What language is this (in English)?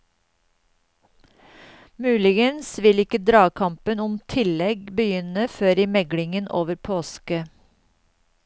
Norwegian